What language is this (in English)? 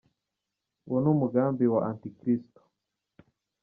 Kinyarwanda